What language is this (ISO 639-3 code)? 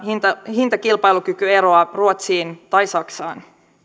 fin